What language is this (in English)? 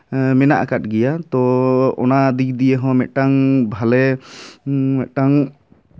Santali